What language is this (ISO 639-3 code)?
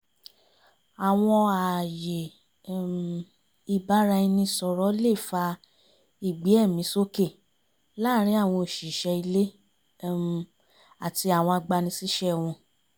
yor